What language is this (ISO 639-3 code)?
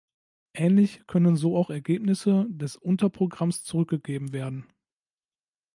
deu